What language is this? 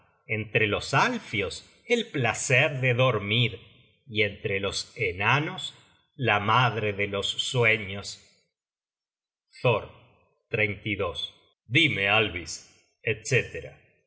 Spanish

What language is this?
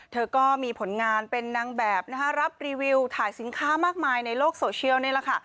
Thai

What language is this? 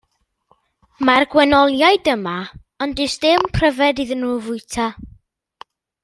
Welsh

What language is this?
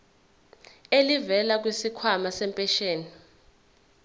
Zulu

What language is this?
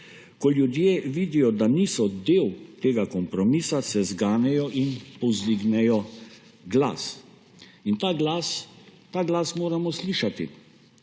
Slovenian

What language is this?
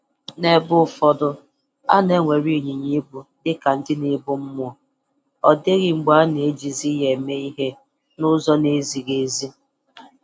Igbo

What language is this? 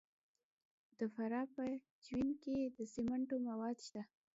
Pashto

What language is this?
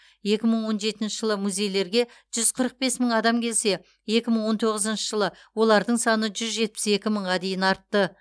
Kazakh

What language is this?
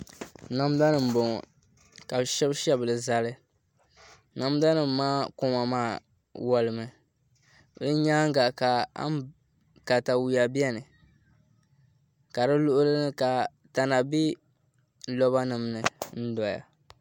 Dagbani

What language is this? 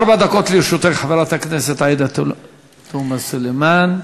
Hebrew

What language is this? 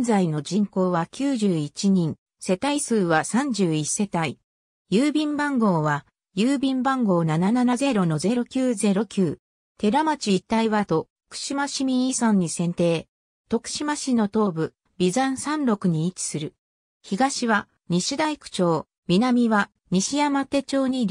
Japanese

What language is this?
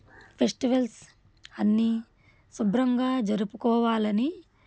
Telugu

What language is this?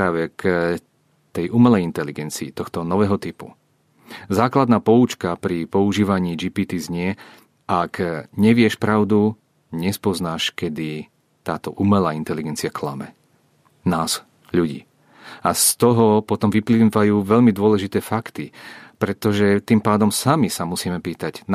Czech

